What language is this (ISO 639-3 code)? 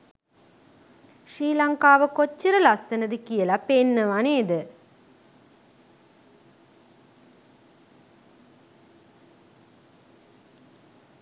sin